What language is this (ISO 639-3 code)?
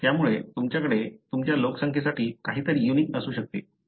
mar